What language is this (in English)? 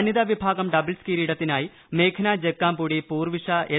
Malayalam